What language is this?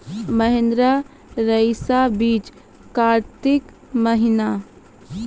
Maithili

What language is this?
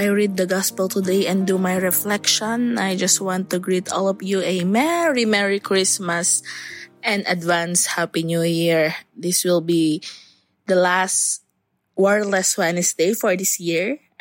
English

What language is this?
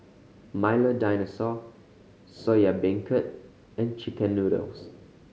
English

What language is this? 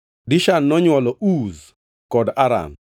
Luo (Kenya and Tanzania)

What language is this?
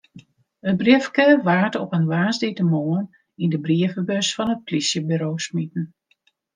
Western Frisian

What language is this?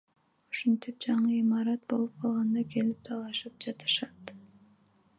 Kyrgyz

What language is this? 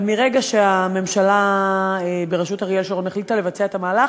Hebrew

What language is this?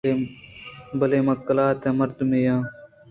Eastern Balochi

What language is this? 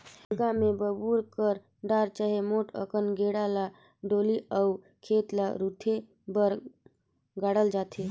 Chhattisgarhi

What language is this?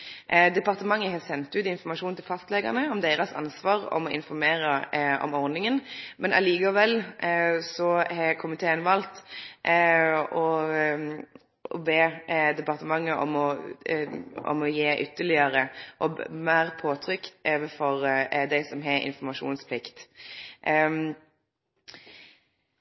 Norwegian Nynorsk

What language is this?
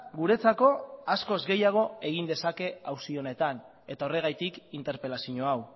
Basque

